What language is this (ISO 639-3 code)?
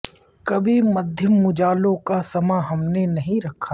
urd